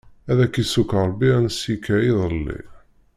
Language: Kabyle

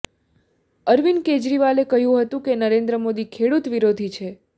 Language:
Gujarati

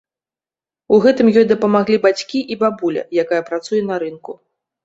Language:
Belarusian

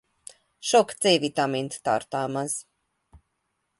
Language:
Hungarian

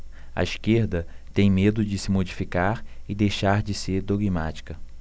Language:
Portuguese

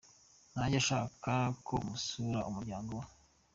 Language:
Kinyarwanda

